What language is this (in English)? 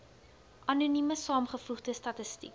Afrikaans